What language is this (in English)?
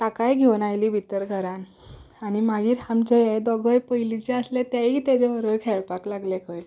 Konkani